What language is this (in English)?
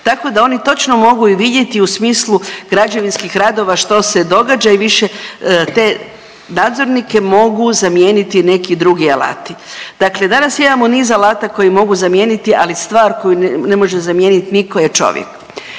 Croatian